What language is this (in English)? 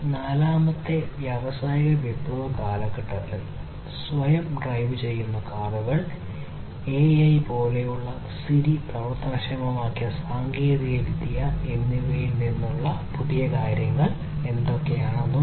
Malayalam